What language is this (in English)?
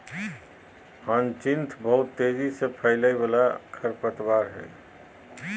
Magahi